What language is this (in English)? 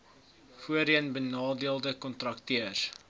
Afrikaans